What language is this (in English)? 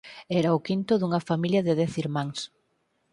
Galician